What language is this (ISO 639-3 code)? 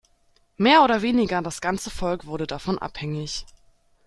deu